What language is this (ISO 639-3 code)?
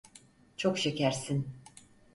tur